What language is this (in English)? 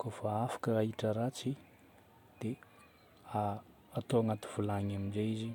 Northern Betsimisaraka Malagasy